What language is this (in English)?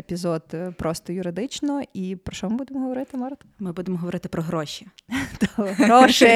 Ukrainian